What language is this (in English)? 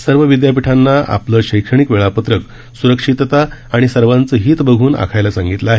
Marathi